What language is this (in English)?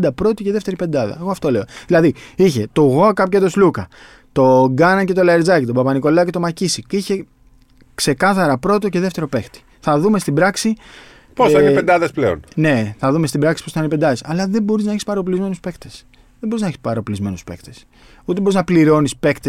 Greek